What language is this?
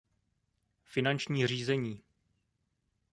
Czech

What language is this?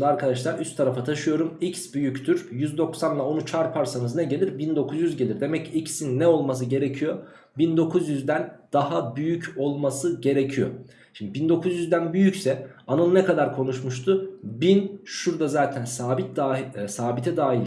Turkish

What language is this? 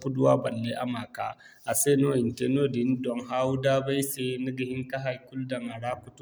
Zarma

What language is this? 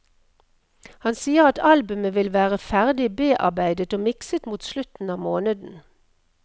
Norwegian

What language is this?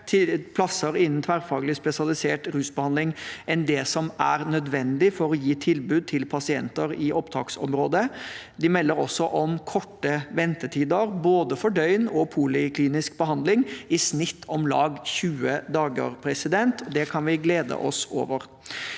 Norwegian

